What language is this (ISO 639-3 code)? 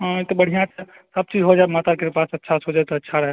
mai